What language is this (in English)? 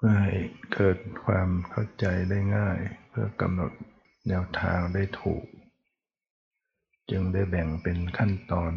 Thai